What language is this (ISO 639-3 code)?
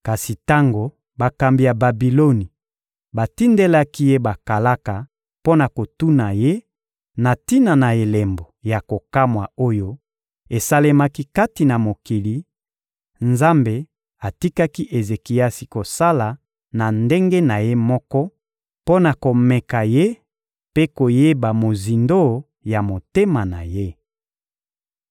lin